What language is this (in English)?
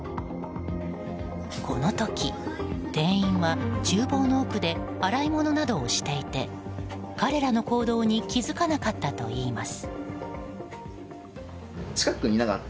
Japanese